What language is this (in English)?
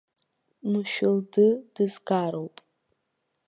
Abkhazian